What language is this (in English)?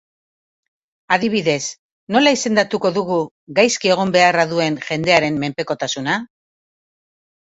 Basque